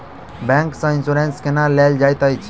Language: Maithili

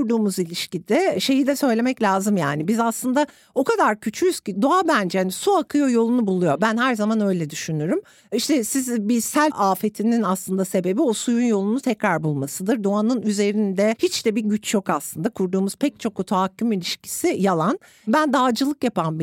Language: Turkish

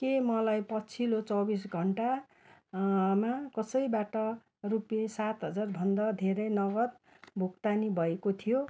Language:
Nepali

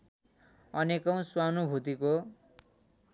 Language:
Nepali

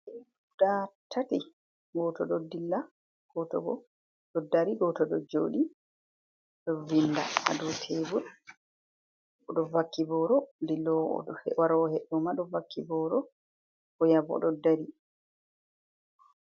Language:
Fula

